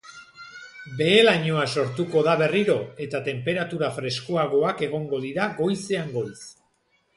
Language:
Basque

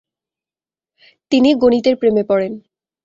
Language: Bangla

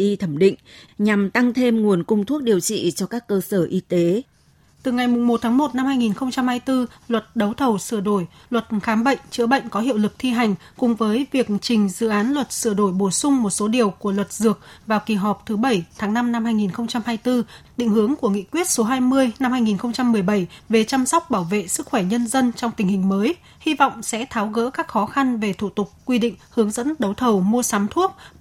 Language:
Vietnamese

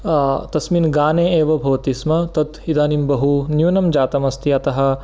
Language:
Sanskrit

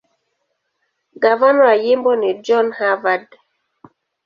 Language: Swahili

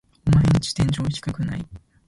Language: Japanese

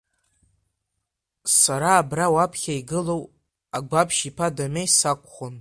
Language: Abkhazian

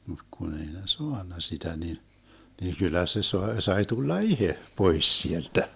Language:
Finnish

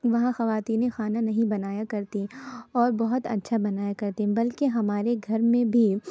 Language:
Urdu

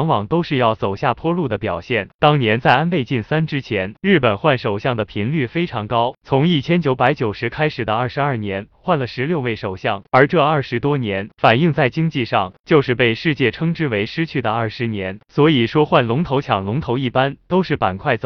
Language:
Chinese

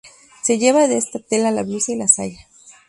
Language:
Spanish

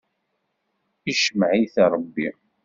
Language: Kabyle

